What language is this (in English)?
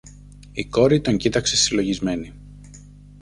Greek